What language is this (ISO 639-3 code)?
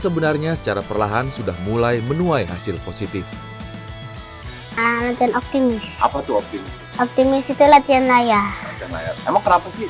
ind